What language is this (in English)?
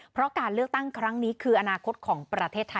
Thai